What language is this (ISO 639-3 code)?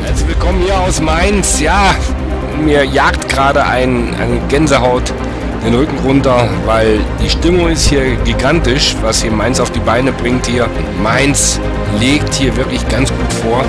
deu